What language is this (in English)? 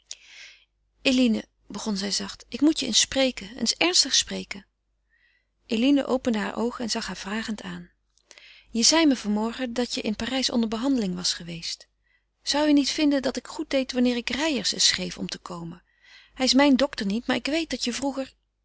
Dutch